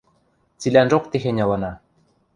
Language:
Western Mari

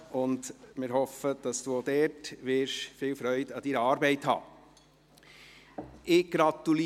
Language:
Swiss German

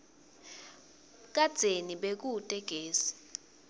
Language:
Swati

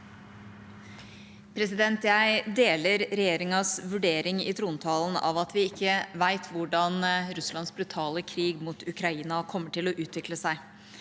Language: Norwegian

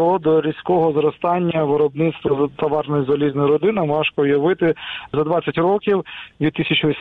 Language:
Ukrainian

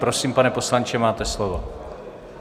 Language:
Czech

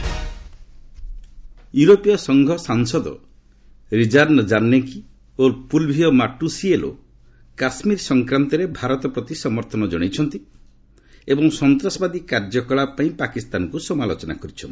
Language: Odia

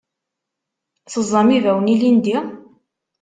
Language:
Kabyle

